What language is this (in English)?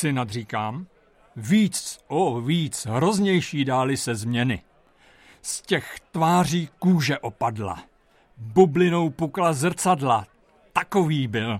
Czech